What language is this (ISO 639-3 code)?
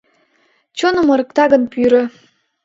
chm